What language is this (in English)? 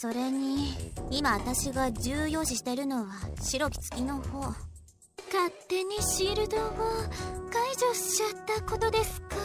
Japanese